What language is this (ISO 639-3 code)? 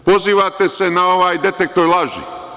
srp